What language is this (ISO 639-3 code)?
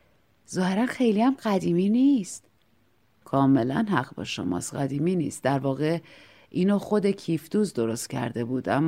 fas